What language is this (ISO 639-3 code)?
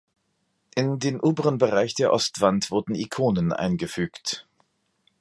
deu